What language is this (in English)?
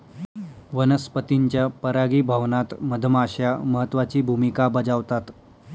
Marathi